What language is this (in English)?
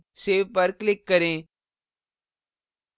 Hindi